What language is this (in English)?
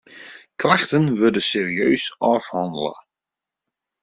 Western Frisian